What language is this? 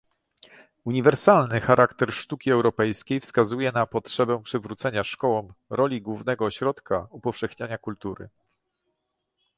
Polish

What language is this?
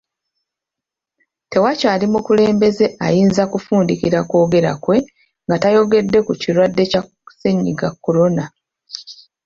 Ganda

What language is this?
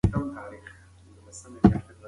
Pashto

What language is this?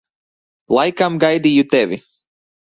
Latvian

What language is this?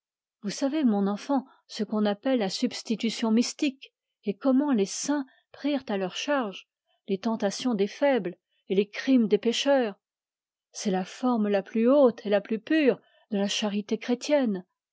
French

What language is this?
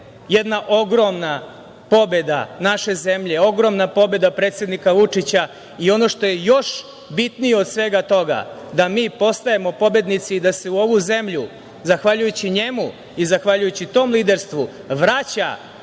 Serbian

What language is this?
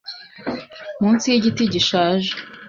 Kinyarwanda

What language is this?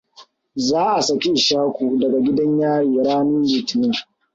Hausa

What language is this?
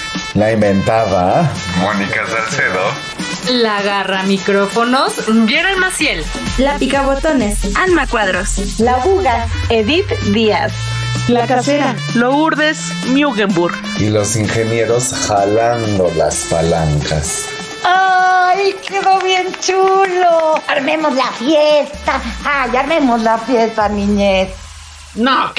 Spanish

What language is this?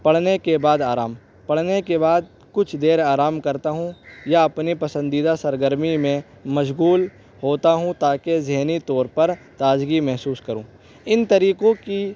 Urdu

